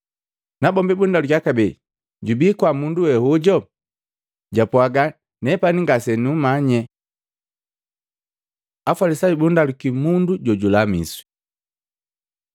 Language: Matengo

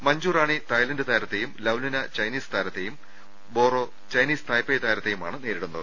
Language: Malayalam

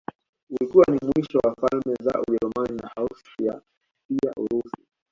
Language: Swahili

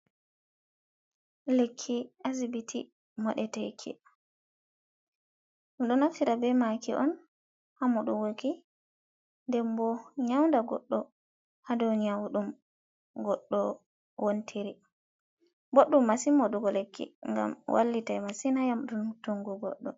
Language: Fula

